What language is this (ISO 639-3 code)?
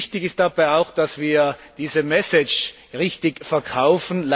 deu